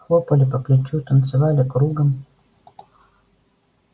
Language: Russian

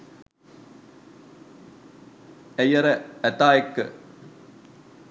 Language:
Sinhala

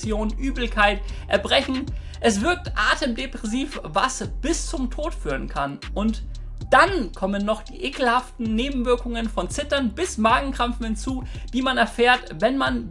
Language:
German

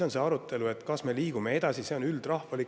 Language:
Estonian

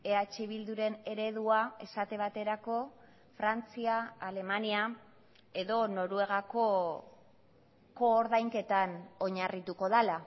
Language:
Basque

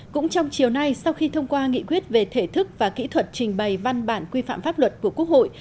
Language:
Vietnamese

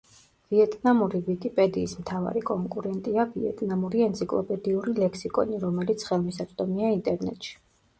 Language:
Georgian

